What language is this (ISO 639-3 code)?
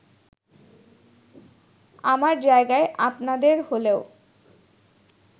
ben